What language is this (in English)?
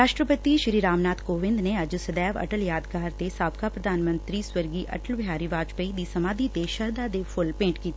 Punjabi